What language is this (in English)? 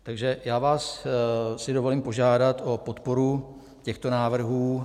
Czech